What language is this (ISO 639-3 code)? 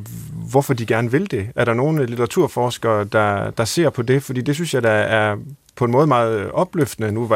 dan